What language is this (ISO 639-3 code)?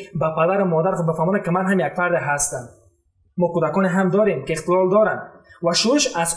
fas